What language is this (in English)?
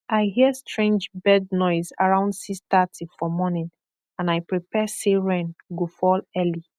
Nigerian Pidgin